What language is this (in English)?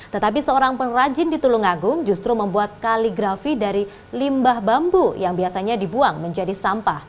Indonesian